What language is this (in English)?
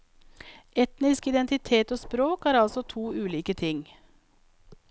Norwegian